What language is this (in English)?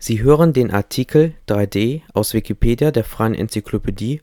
German